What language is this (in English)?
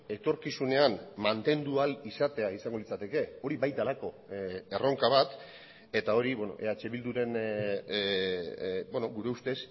Basque